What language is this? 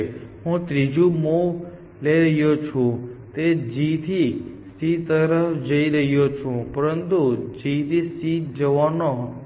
Gujarati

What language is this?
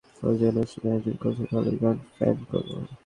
Bangla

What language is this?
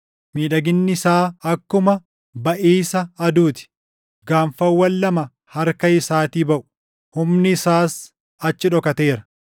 Oromo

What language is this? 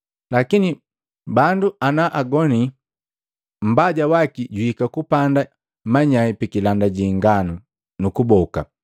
Matengo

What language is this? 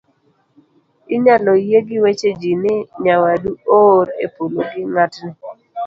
Luo (Kenya and Tanzania)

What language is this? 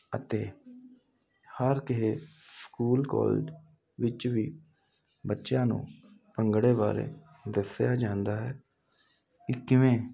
Punjabi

